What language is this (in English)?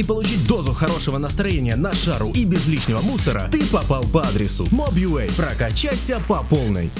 Russian